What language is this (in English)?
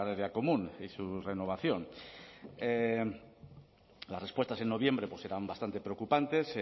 Spanish